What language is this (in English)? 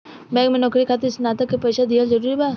Bhojpuri